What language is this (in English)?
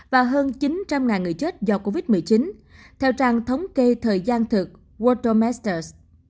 Vietnamese